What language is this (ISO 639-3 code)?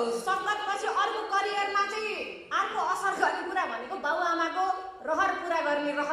ind